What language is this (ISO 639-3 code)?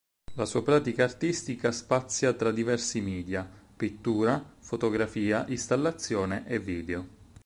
ita